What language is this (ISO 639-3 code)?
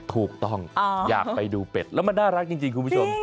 tha